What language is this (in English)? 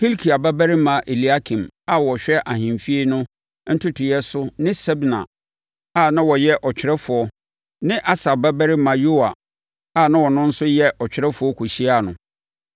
Akan